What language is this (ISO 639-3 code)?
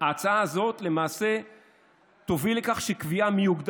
heb